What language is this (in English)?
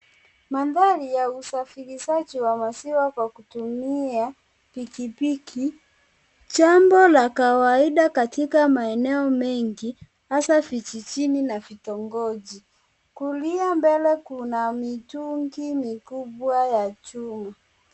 Swahili